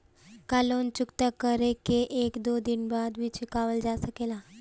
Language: Bhojpuri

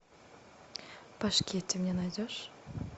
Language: Russian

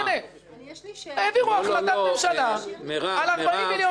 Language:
Hebrew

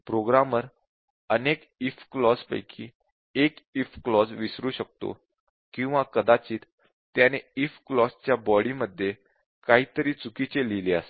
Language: Marathi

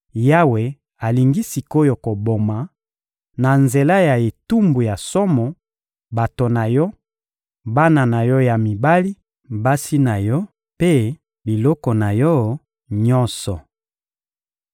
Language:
Lingala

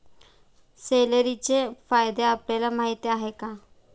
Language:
Marathi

